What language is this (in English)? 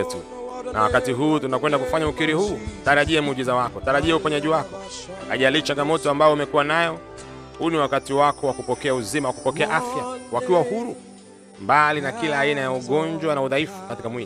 Swahili